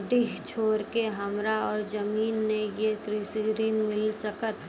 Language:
Maithili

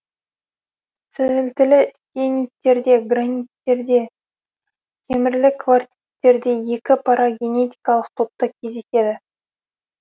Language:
Kazakh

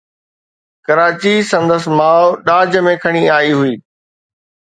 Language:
Sindhi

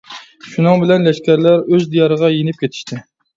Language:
Uyghur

